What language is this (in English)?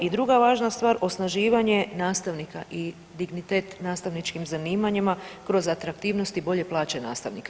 Croatian